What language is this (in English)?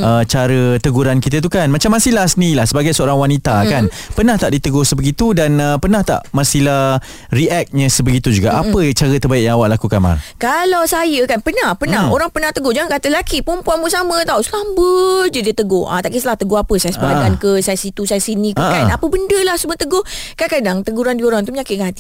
Malay